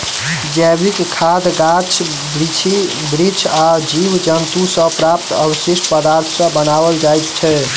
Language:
Maithili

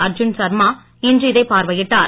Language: Tamil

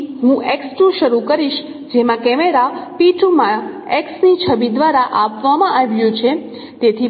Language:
Gujarati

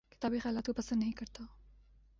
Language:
Urdu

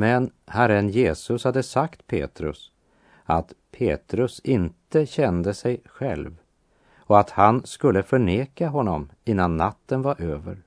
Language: Swedish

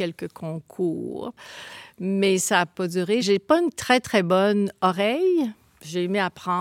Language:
French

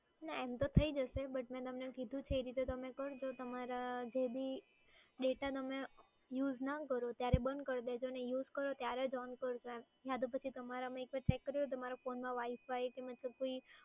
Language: Gujarati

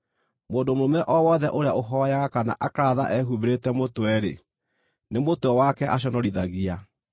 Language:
Kikuyu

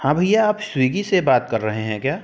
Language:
Hindi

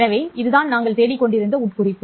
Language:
Tamil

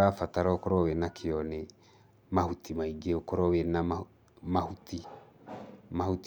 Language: Kikuyu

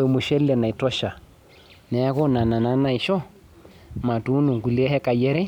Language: Masai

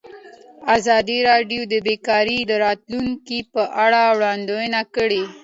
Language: Pashto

